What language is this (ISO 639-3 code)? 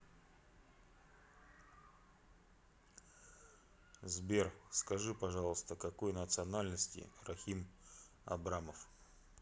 rus